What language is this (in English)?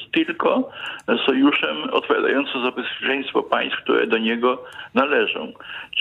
Polish